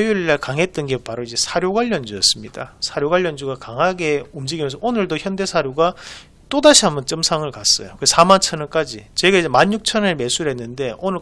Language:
Korean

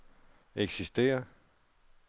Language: Danish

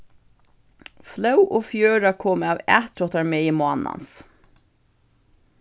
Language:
Faroese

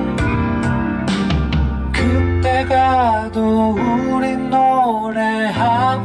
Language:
Korean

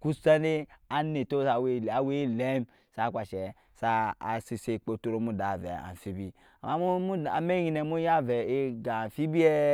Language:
Nyankpa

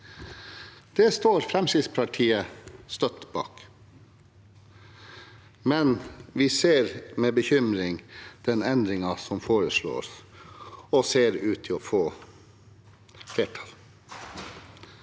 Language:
Norwegian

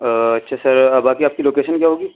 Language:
Urdu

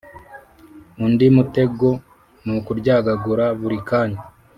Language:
Kinyarwanda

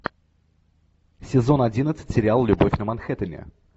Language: Russian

